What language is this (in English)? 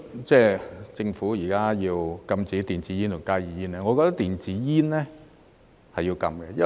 Cantonese